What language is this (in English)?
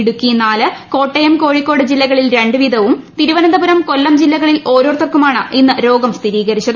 Malayalam